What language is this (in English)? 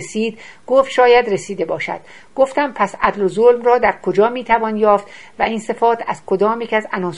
Persian